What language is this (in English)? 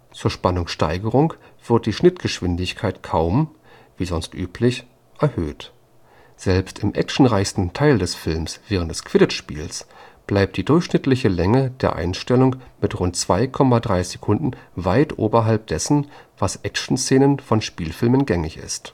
German